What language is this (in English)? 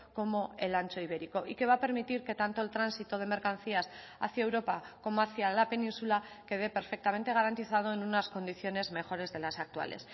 Spanish